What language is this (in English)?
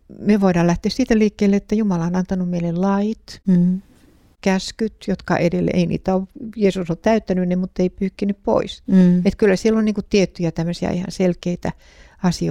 Finnish